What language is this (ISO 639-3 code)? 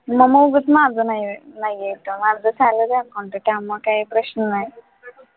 mar